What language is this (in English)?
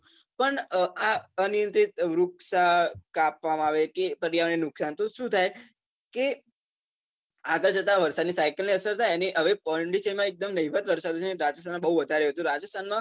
Gujarati